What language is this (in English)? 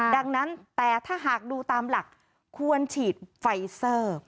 Thai